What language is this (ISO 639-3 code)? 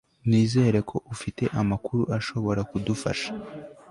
kin